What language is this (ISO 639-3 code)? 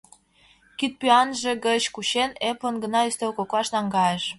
chm